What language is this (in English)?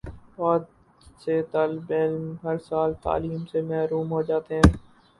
Urdu